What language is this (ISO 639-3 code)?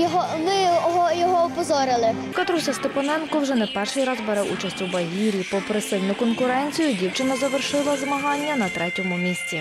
ukr